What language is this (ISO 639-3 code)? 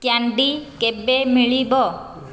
ori